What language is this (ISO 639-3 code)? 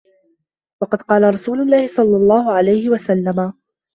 ara